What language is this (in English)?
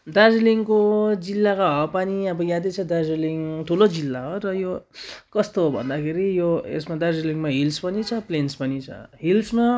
Nepali